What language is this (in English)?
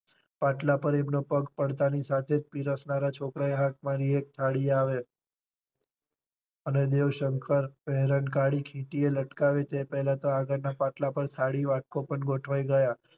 Gujarati